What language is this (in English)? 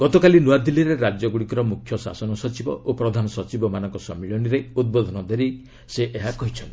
Odia